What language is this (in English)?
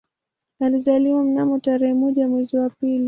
Swahili